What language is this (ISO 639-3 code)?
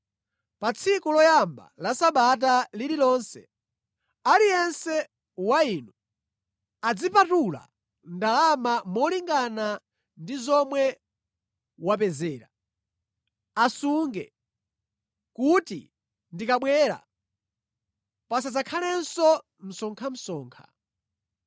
nya